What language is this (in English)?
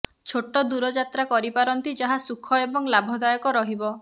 Odia